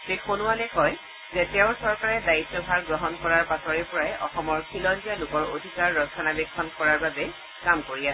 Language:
Assamese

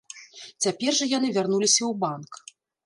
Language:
Belarusian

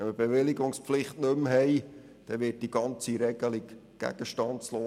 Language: Swiss German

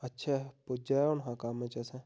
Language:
Dogri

